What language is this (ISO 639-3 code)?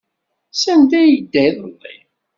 kab